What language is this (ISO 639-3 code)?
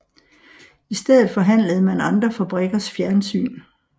dan